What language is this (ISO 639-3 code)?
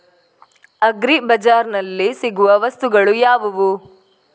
kan